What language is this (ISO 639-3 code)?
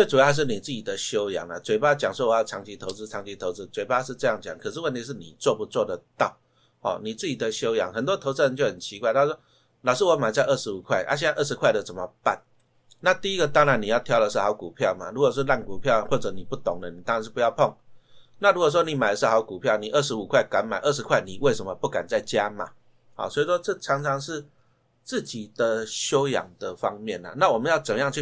zho